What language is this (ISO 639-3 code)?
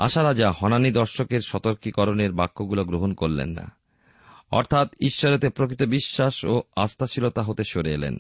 ben